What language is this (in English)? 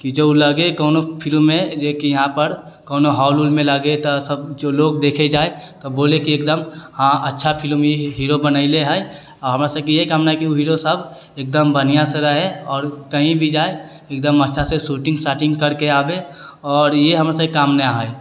Maithili